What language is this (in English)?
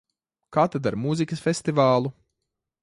Latvian